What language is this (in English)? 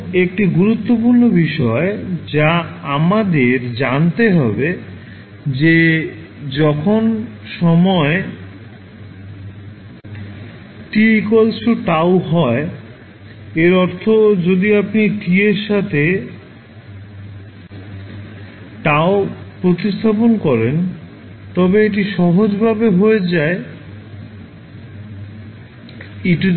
Bangla